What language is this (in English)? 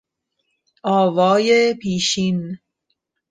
Persian